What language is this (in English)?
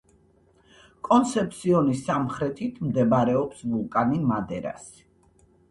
Georgian